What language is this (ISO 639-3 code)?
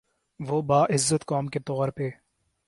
urd